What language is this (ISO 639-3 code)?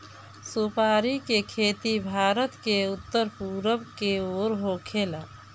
bho